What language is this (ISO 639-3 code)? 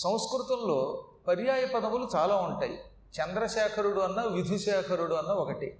tel